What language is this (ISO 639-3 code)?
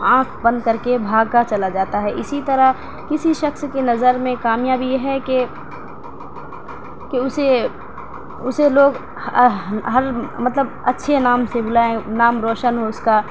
urd